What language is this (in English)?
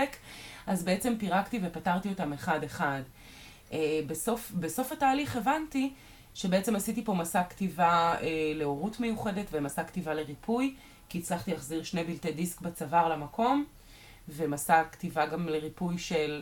Hebrew